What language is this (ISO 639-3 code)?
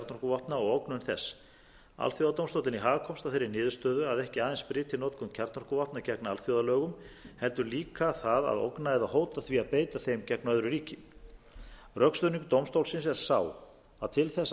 isl